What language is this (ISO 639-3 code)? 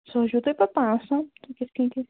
kas